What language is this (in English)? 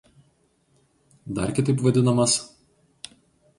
Lithuanian